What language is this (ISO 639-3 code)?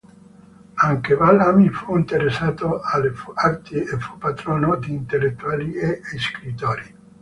ita